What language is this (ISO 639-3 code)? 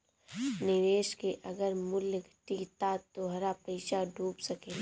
bho